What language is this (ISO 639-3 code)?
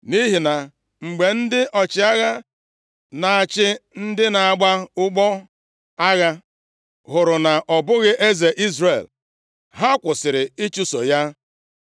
ibo